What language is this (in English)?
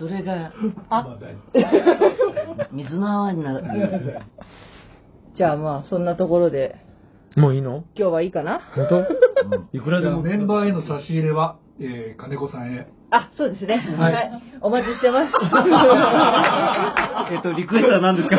Japanese